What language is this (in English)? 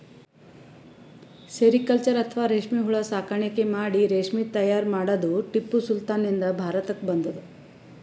Kannada